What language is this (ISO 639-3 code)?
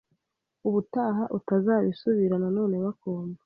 kin